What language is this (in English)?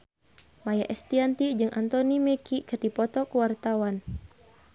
Sundanese